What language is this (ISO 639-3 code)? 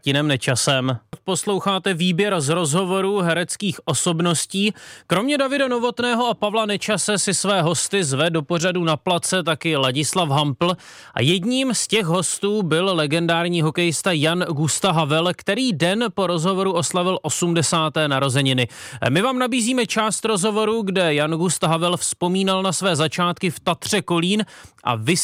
ces